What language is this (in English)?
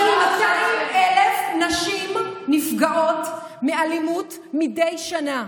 Hebrew